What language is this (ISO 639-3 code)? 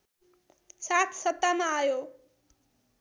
nep